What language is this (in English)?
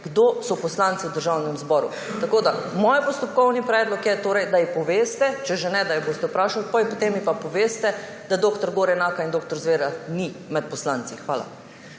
Slovenian